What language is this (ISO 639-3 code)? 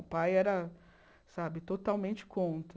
por